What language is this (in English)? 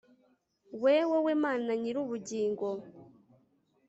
Kinyarwanda